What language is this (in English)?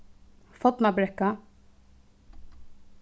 Faroese